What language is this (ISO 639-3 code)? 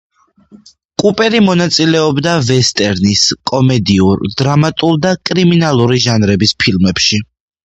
kat